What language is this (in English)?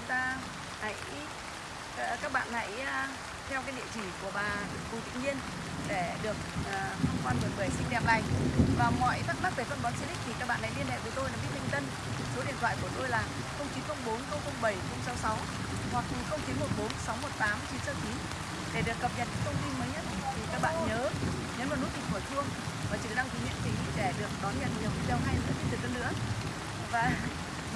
Vietnamese